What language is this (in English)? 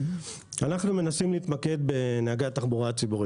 Hebrew